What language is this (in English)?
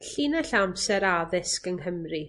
Welsh